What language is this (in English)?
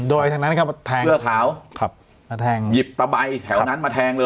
Thai